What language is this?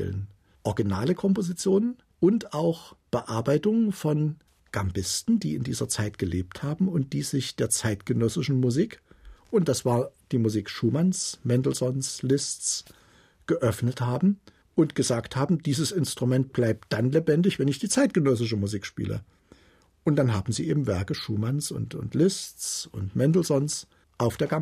German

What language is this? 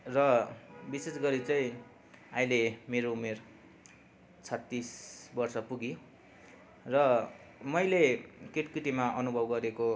Nepali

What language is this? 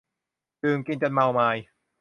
Thai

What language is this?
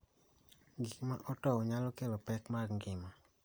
Luo (Kenya and Tanzania)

